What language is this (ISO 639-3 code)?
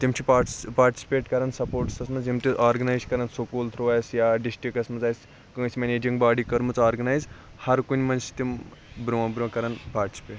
kas